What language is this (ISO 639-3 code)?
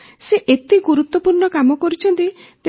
ori